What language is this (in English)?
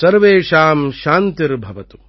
Tamil